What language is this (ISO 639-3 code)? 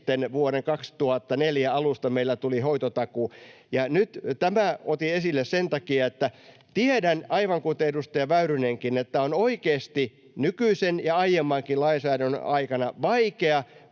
fin